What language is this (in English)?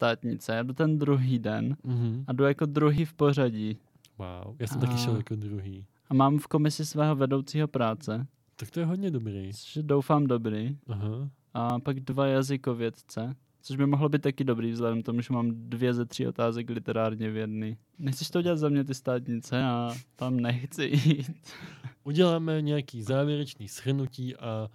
Czech